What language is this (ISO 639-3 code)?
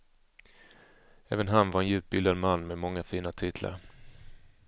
swe